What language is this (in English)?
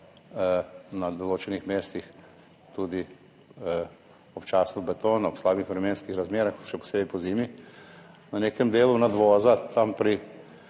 Slovenian